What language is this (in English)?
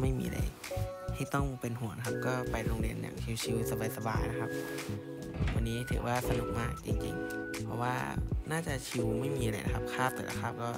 Thai